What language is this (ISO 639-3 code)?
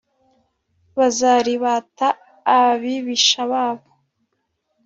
kin